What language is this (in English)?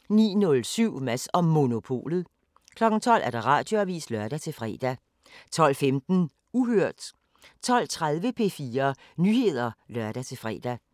Danish